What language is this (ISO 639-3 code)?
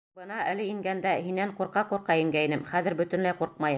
bak